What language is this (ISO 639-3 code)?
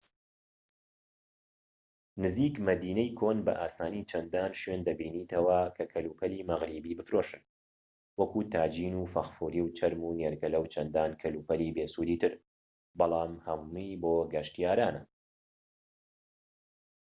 ckb